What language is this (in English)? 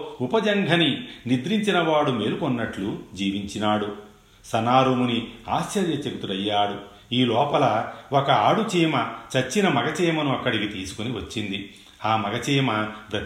Telugu